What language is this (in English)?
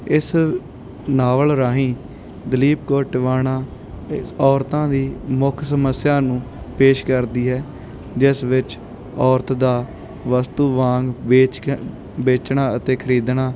Punjabi